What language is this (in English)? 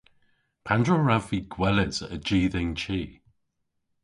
Cornish